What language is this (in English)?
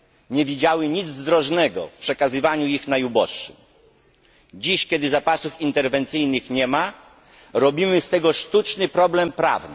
Polish